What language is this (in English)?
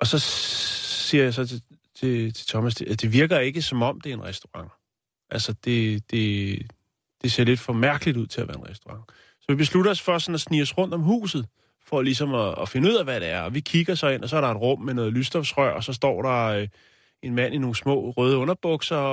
Danish